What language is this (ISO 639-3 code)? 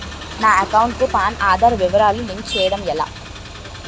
tel